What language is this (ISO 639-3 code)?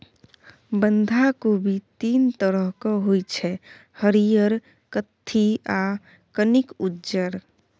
mai